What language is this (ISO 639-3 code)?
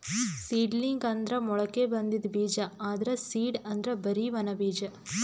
kan